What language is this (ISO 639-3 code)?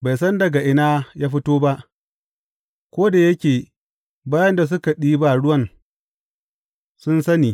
hau